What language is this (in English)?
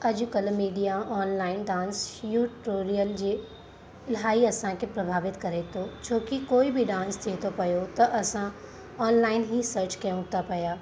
Sindhi